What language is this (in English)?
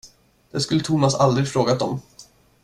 Swedish